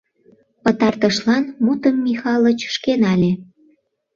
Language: Mari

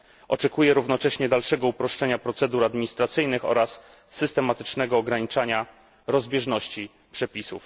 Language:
Polish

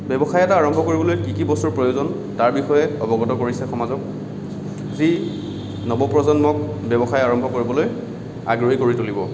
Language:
Assamese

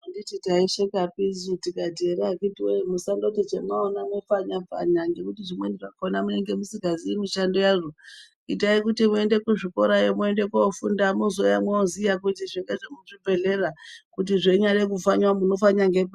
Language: Ndau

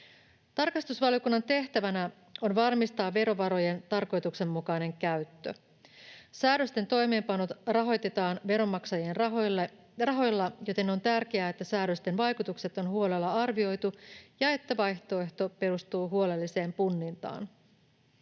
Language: Finnish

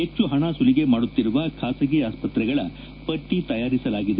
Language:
Kannada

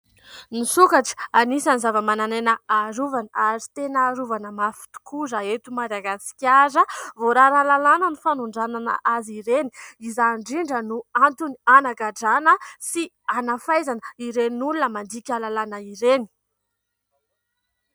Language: Malagasy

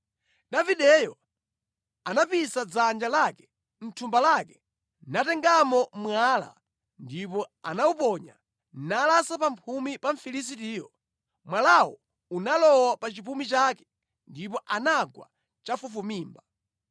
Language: Nyanja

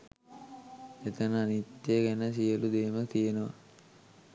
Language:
Sinhala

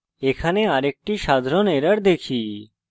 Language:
Bangla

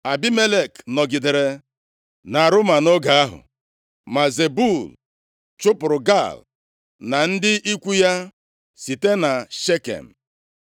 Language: Igbo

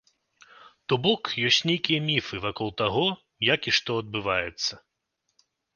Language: Belarusian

